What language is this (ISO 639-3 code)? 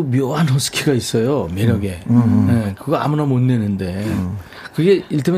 kor